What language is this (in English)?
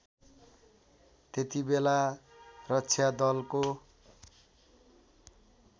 Nepali